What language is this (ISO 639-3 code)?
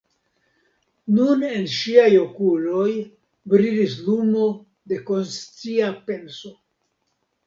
epo